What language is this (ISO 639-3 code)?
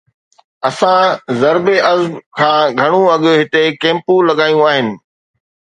snd